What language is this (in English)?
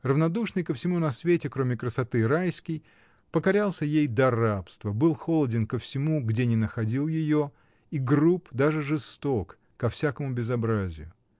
Russian